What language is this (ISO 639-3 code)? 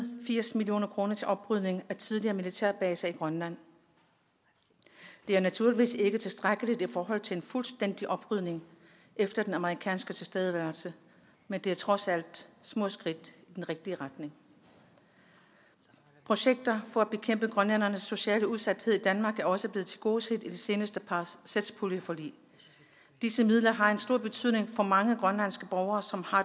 dan